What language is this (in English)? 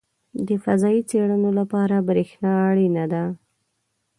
Pashto